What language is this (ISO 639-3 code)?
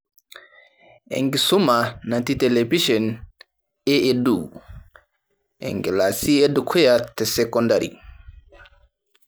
mas